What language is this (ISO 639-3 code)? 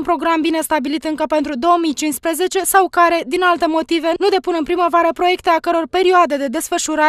ron